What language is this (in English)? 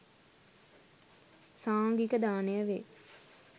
Sinhala